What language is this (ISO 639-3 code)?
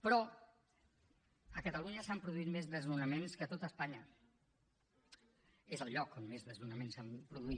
cat